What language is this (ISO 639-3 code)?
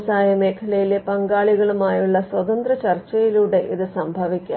mal